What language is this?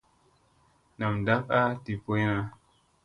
Musey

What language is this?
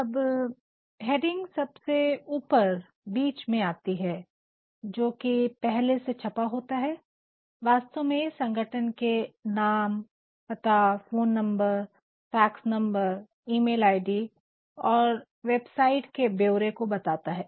Hindi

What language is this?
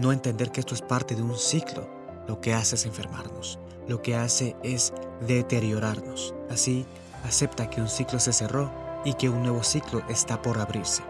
Spanish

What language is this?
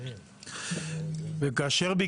Hebrew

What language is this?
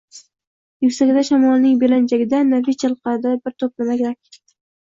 Uzbek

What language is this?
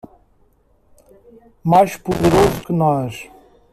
Portuguese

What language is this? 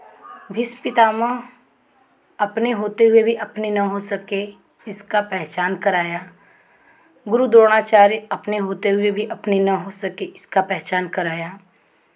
Hindi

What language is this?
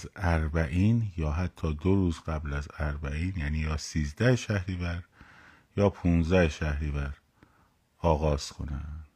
Persian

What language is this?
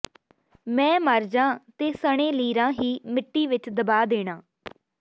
Punjabi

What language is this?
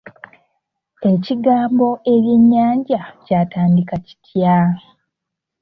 Ganda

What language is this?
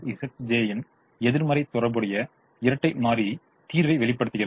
Tamil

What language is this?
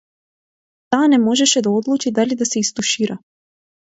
Macedonian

